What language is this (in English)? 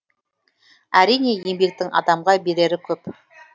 Kazakh